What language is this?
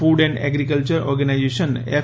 Gujarati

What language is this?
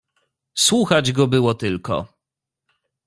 Polish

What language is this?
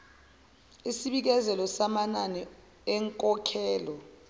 Zulu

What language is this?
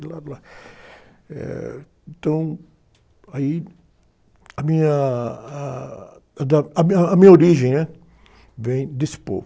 Portuguese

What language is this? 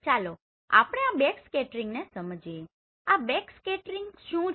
Gujarati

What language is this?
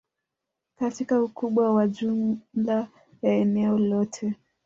Swahili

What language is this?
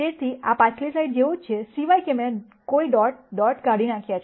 Gujarati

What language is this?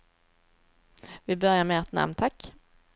Swedish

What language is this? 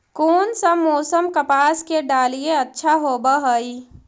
Magahi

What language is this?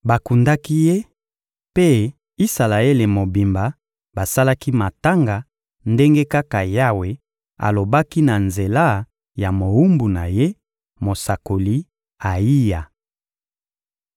Lingala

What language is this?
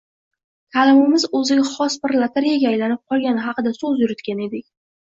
Uzbek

